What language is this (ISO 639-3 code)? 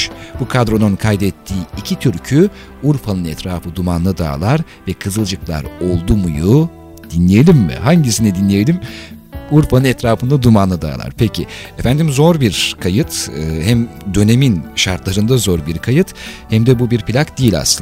tur